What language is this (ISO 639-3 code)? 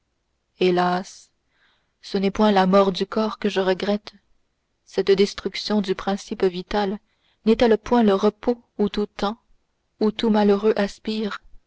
fra